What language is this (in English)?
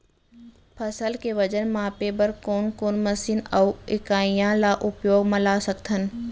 Chhattisgarhi